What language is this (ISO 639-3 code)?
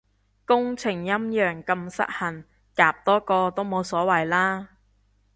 yue